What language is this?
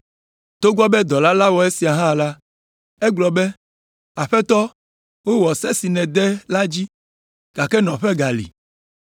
Ewe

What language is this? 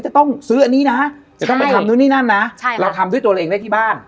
Thai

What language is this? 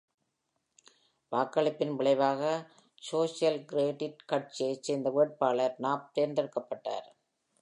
Tamil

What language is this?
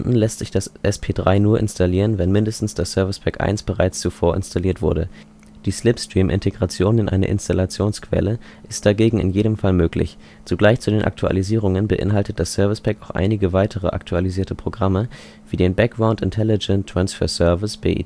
German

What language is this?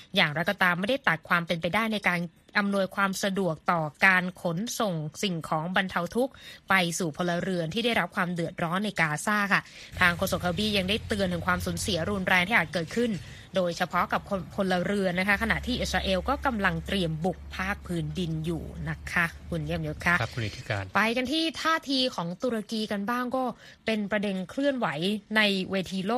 Thai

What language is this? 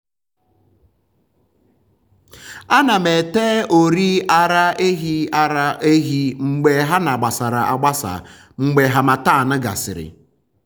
Igbo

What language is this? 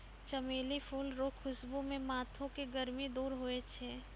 Maithili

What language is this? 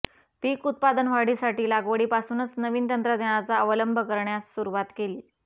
Marathi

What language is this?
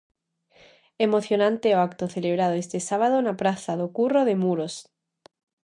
Galician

